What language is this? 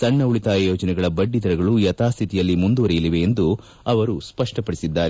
Kannada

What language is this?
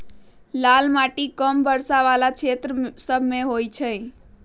Magahi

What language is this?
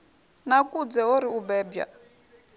Venda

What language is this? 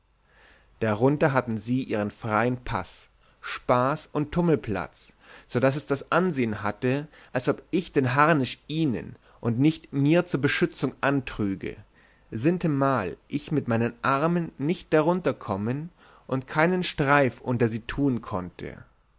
German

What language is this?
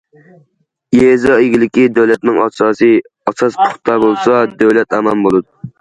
Uyghur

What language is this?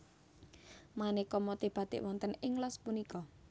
Javanese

